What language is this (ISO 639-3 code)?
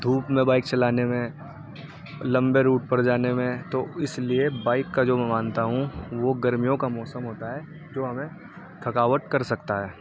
urd